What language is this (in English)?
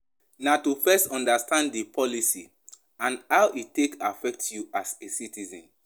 Nigerian Pidgin